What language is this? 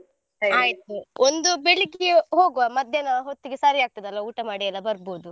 Kannada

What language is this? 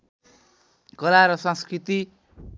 Nepali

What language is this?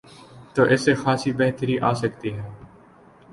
Urdu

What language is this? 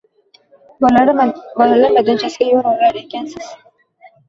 Uzbek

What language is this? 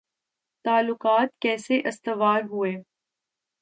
Urdu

